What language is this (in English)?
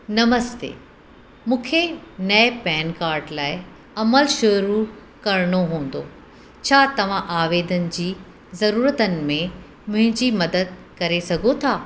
Sindhi